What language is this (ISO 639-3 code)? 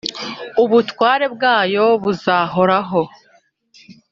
kin